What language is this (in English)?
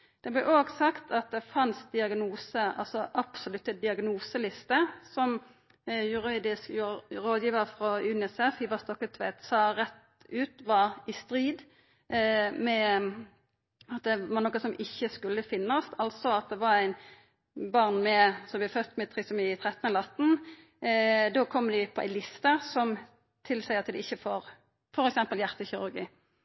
Norwegian Nynorsk